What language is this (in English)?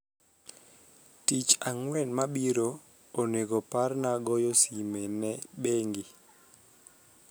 Luo (Kenya and Tanzania)